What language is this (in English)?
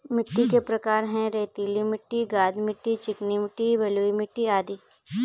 Hindi